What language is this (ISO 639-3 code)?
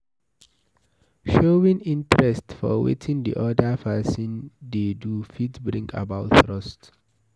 pcm